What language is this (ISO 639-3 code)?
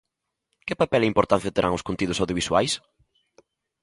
glg